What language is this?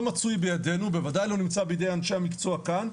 Hebrew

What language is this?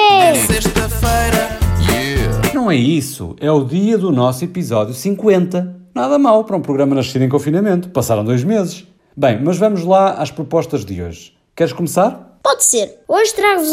Portuguese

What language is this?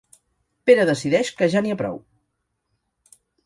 Catalan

